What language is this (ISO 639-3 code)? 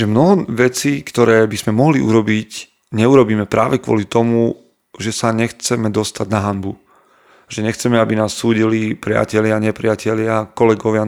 slk